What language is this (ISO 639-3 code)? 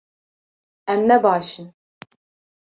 kur